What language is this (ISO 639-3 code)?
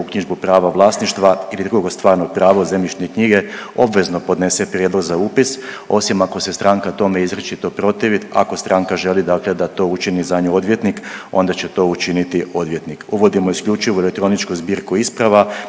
hrv